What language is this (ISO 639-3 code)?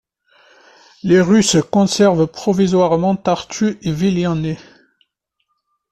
fra